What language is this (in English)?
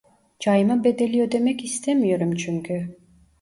Turkish